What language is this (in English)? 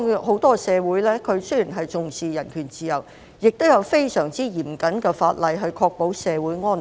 Cantonese